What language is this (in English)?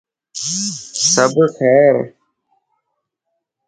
Lasi